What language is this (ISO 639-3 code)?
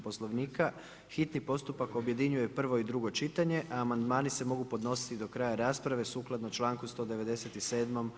hrv